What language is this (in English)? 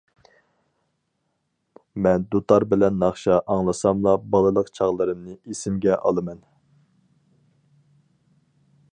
Uyghur